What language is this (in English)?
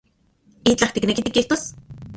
Central Puebla Nahuatl